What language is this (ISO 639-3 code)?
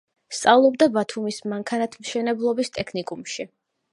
kat